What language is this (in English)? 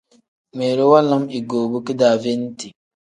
Tem